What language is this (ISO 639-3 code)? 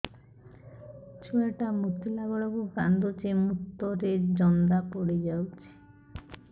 ori